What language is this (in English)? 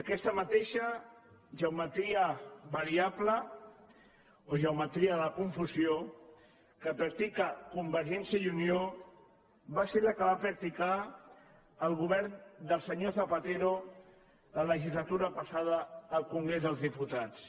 Catalan